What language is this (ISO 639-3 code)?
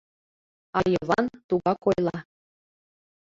chm